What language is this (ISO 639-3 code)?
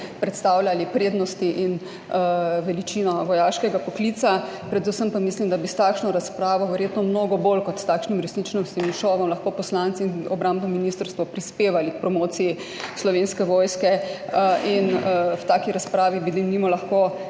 slv